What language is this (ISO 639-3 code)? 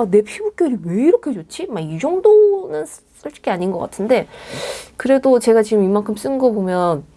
kor